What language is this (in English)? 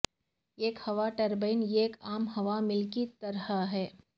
Urdu